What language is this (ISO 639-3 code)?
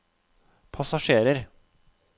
nor